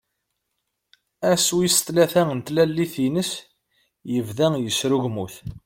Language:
Kabyle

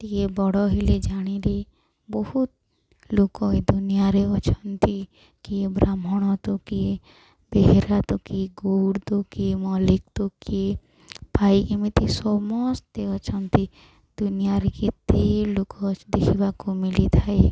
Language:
Odia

